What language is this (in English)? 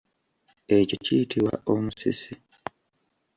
Ganda